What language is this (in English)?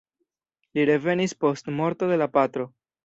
Esperanto